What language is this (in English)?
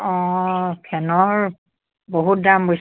Assamese